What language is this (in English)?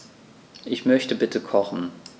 German